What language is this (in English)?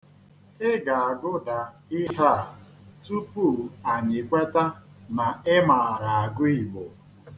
Igbo